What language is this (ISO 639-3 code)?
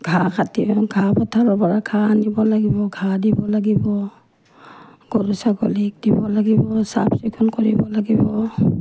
asm